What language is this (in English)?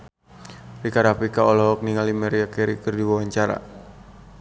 Sundanese